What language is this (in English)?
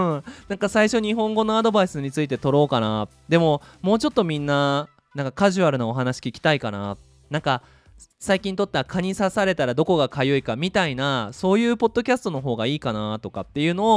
Japanese